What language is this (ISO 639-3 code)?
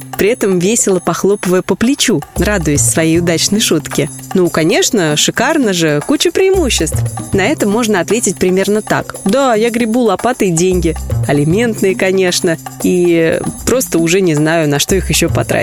rus